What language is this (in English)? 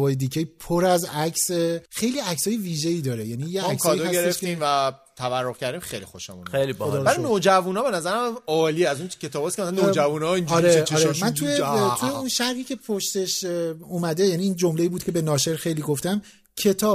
Persian